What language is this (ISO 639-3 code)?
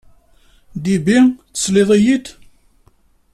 kab